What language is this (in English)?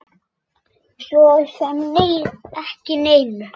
Icelandic